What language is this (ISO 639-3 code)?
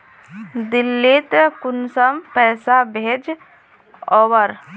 mag